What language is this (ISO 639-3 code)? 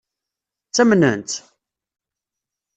kab